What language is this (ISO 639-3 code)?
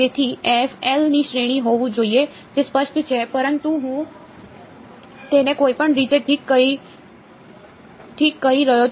guj